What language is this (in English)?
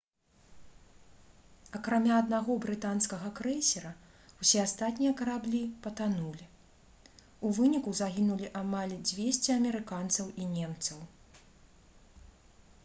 Belarusian